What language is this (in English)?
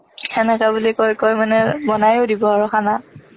Assamese